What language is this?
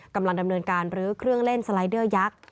Thai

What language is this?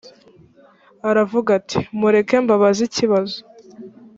Kinyarwanda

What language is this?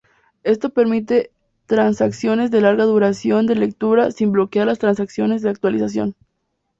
Spanish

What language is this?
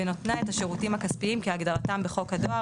Hebrew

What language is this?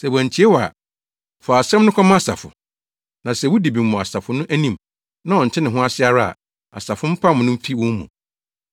Akan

